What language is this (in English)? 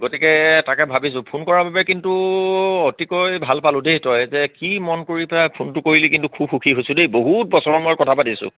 Assamese